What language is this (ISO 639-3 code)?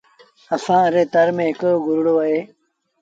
sbn